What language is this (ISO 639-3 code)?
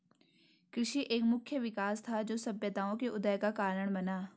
hin